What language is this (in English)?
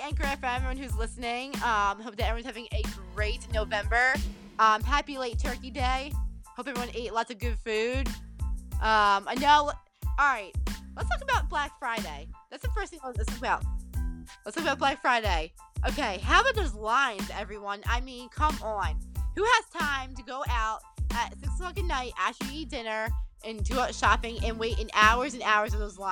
English